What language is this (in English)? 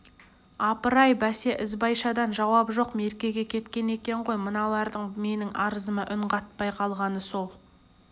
Kazakh